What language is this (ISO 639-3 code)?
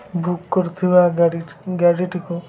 ori